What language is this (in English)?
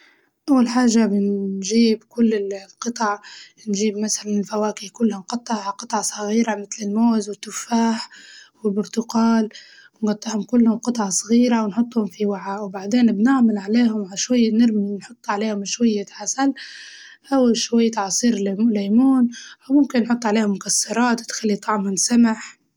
Libyan Arabic